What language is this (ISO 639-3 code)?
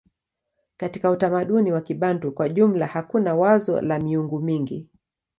swa